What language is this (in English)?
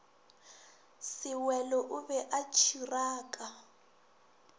Northern Sotho